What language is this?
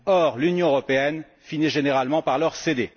French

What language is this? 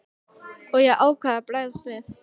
Icelandic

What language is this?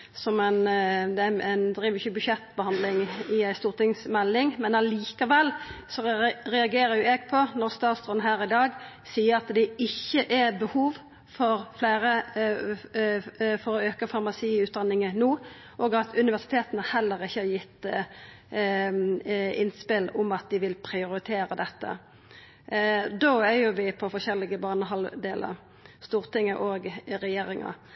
Norwegian Nynorsk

